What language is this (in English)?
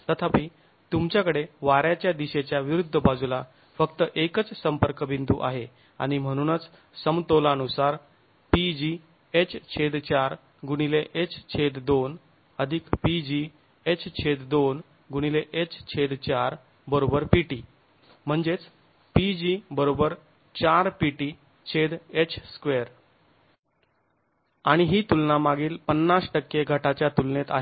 Marathi